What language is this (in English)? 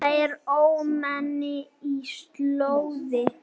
Icelandic